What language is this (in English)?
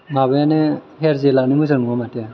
Bodo